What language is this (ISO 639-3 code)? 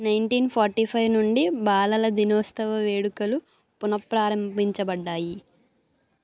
tel